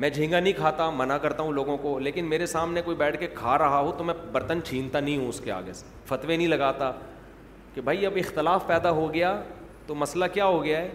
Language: Urdu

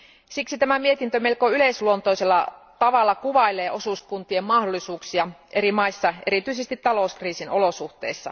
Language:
Finnish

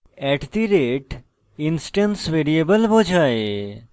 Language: Bangla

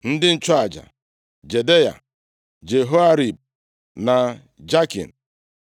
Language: Igbo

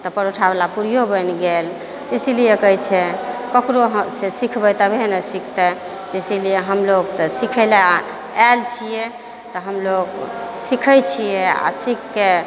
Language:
Maithili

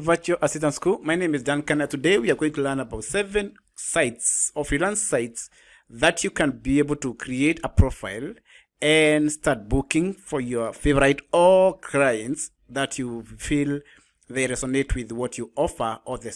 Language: English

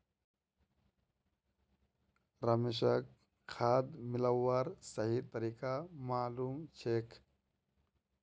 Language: Magahi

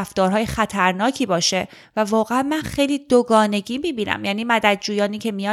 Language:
Persian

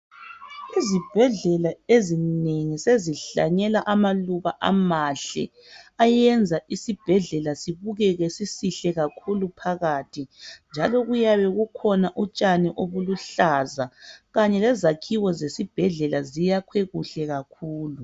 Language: North Ndebele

